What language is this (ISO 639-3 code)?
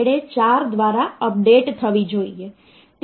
guj